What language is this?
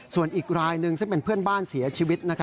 Thai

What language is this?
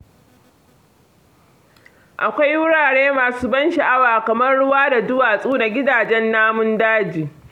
Hausa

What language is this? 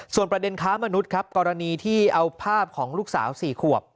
Thai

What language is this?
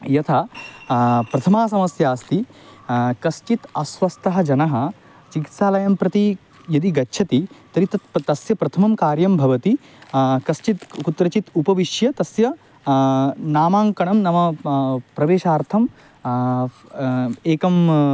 Sanskrit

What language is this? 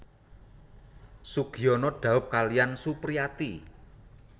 Javanese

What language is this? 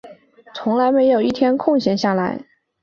Chinese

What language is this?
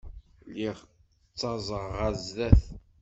Kabyle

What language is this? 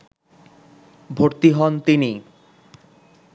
Bangla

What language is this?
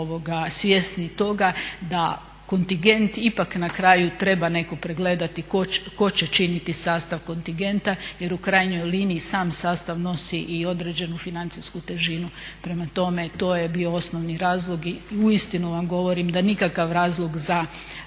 Croatian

